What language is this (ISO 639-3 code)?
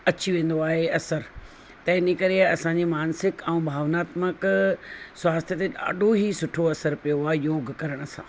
snd